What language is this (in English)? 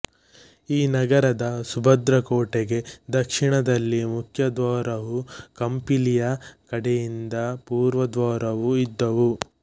Kannada